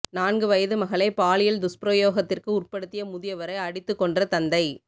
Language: Tamil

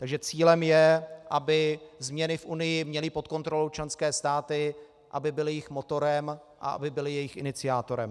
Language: Czech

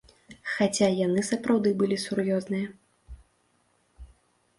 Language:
Belarusian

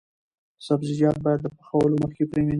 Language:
Pashto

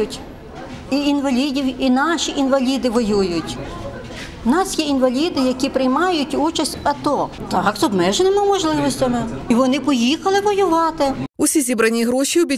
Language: Ukrainian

